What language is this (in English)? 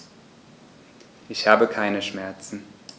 German